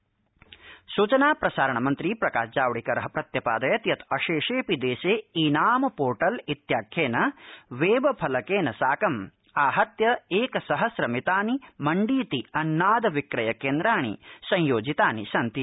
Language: Sanskrit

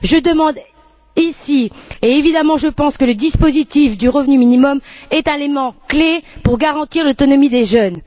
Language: French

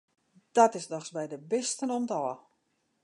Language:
Western Frisian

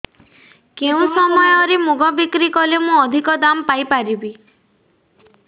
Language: Odia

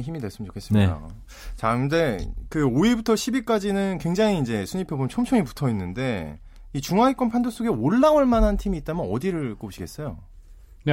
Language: Korean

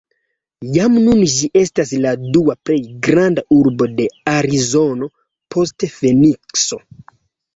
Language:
Esperanto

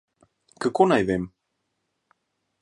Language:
Slovenian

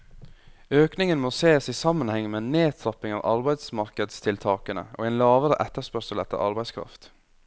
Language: Norwegian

